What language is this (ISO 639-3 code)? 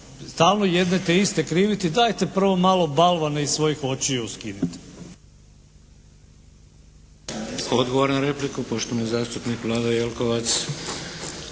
hrv